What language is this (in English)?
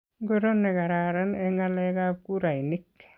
Kalenjin